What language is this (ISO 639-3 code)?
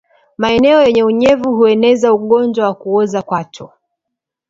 swa